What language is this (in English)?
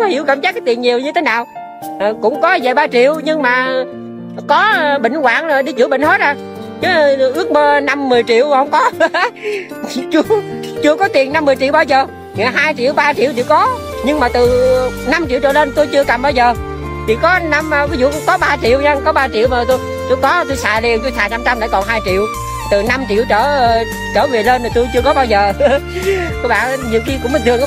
Vietnamese